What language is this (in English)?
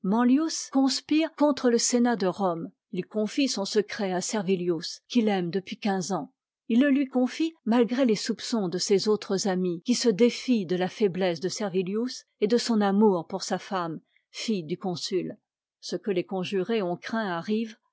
French